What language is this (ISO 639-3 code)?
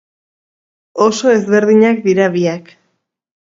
eus